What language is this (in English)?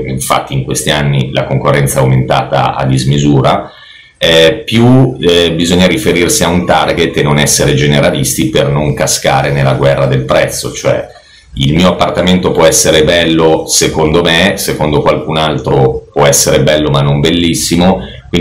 Italian